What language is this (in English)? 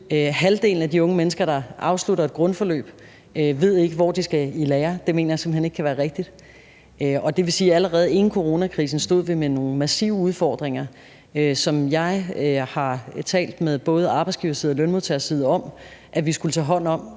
Danish